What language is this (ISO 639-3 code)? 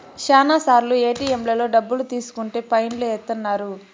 tel